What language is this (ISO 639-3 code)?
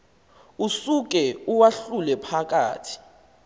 xho